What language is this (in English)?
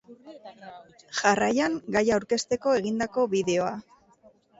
Basque